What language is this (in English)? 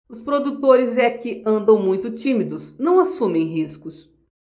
Portuguese